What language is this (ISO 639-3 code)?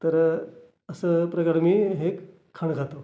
mar